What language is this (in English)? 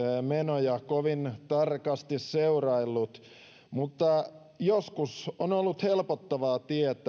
Finnish